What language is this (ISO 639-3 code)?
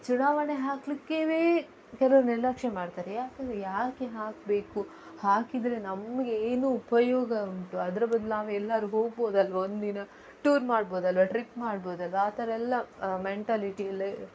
kan